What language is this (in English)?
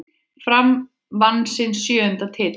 Icelandic